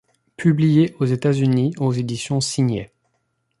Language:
French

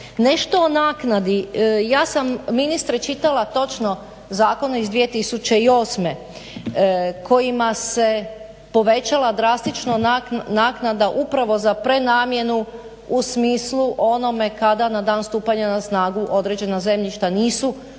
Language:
Croatian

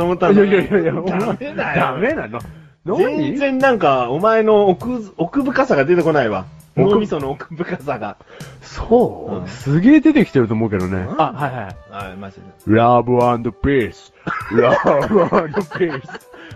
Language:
Japanese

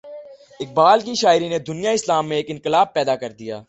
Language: Urdu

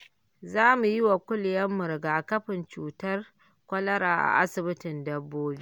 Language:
Hausa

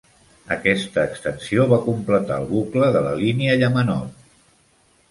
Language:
Catalan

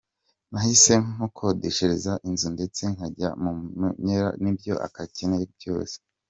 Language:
Kinyarwanda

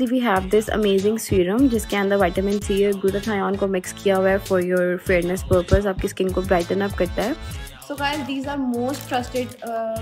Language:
English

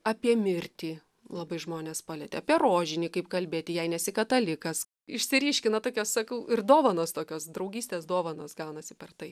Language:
Lithuanian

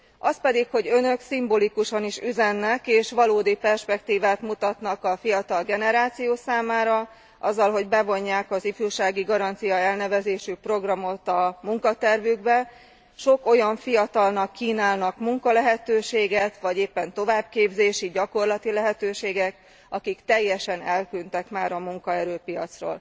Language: Hungarian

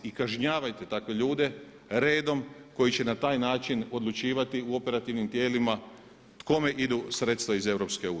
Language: Croatian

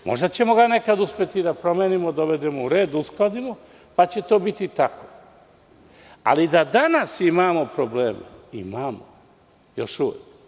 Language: Serbian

